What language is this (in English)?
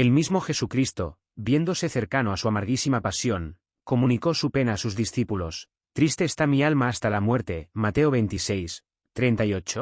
Spanish